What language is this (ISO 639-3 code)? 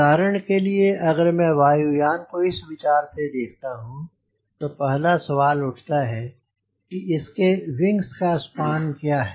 hin